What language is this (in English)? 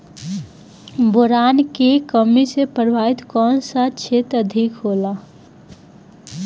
Bhojpuri